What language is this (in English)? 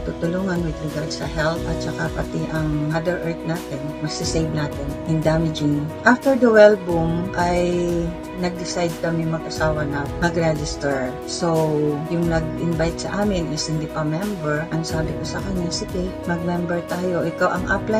Filipino